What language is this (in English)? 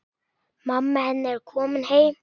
Icelandic